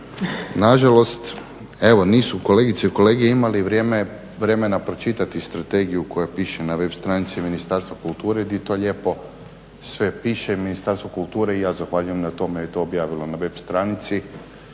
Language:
Croatian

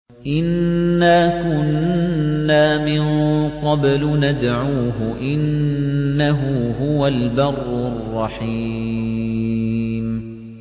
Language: Arabic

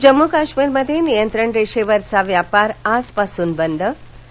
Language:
Marathi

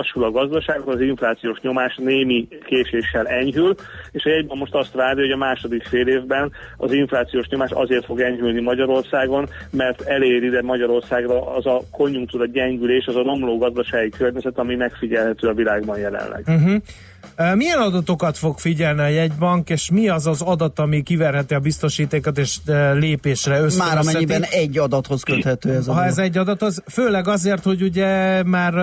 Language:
Hungarian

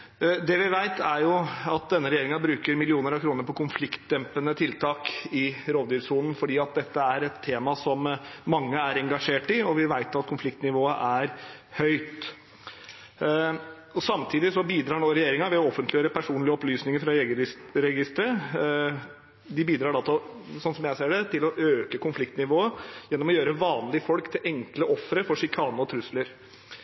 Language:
Norwegian Bokmål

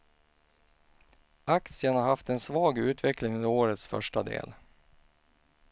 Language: Swedish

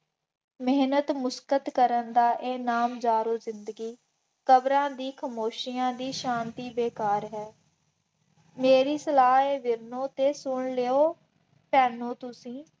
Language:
Punjabi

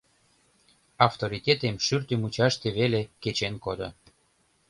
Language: Mari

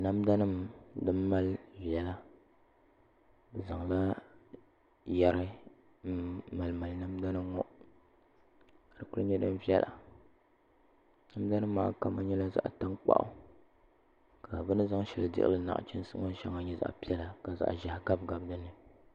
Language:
Dagbani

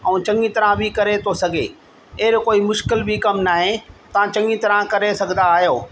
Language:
Sindhi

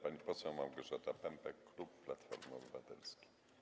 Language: Polish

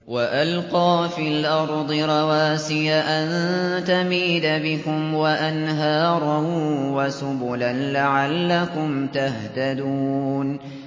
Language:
Arabic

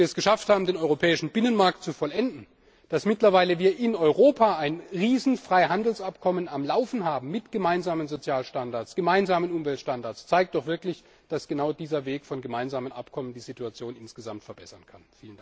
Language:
German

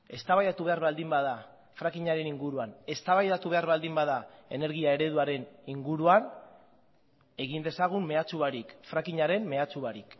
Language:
Basque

